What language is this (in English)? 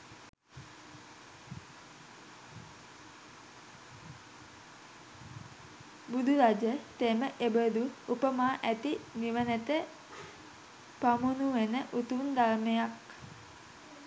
Sinhala